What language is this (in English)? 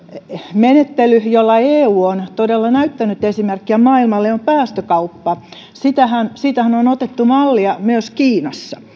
Finnish